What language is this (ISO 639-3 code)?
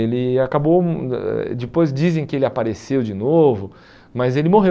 por